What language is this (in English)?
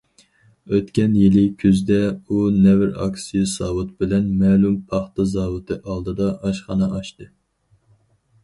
Uyghur